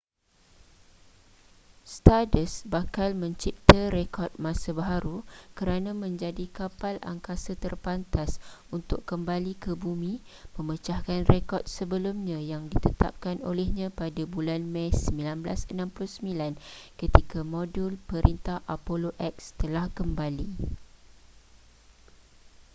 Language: Malay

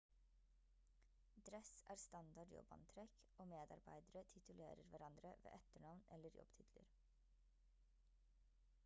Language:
Norwegian Bokmål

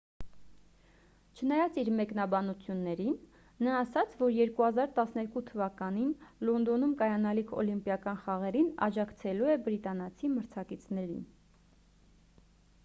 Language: Armenian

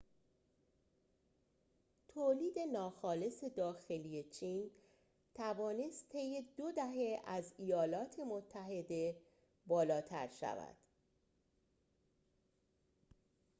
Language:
Persian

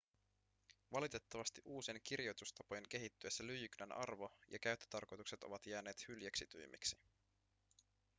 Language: Finnish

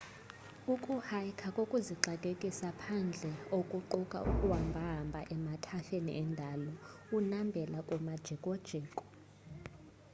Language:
Xhosa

